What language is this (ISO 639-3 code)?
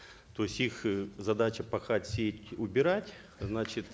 kaz